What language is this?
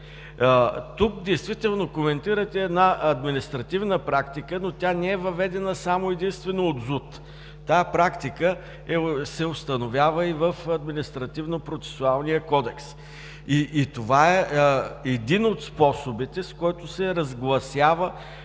Bulgarian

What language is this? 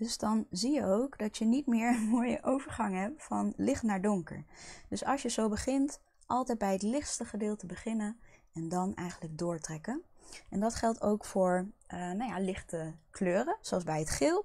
Dutch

